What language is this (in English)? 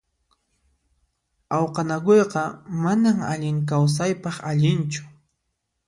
Puno Quechua